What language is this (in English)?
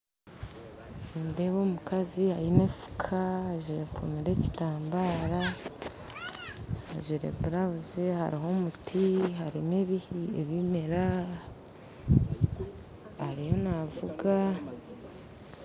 Nyankole